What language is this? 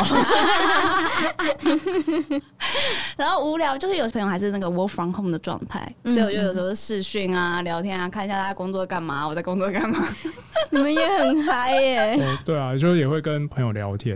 Chinese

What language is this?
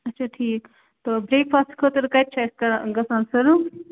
Kashmiri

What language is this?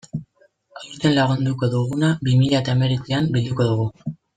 Basque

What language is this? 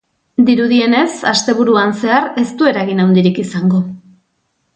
Basque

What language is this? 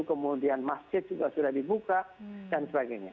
Indonesian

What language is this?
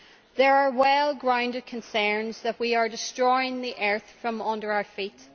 English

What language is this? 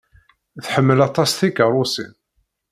Kabyle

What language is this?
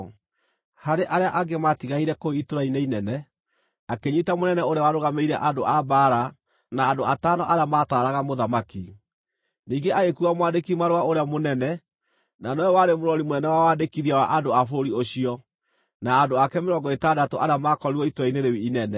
Kikuyu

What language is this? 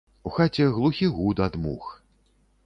Belarusian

